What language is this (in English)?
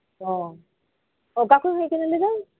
Santali